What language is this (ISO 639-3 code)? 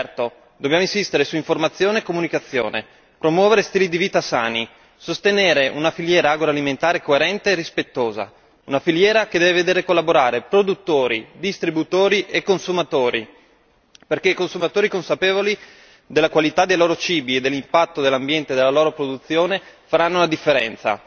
ita